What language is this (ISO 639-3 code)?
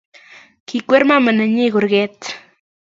kln